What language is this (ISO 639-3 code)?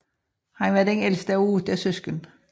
dan